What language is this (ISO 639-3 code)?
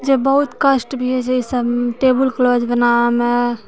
mai